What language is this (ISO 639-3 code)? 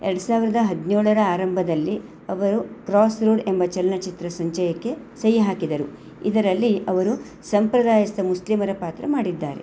kan